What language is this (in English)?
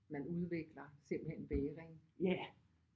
Danish